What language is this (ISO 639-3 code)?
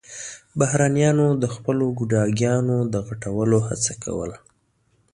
pus